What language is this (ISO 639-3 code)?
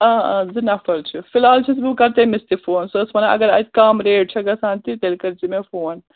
kas